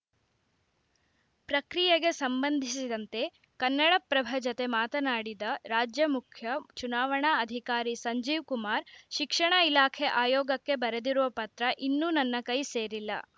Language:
Kannada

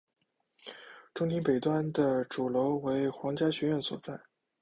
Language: Chinese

